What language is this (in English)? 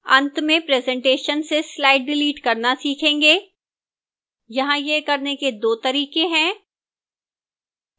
Hindi